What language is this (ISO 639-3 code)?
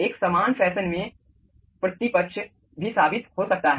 hin